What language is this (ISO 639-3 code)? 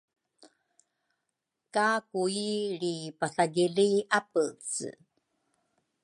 dru